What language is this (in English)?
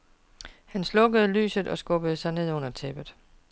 Danish